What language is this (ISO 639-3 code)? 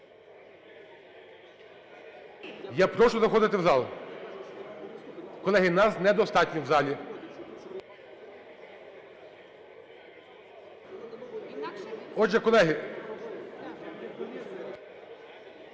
ukr